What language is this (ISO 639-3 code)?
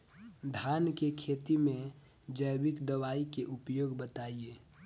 bho